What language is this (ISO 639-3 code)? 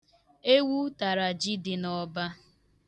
ibo